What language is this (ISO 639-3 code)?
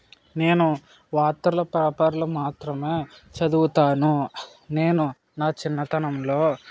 tel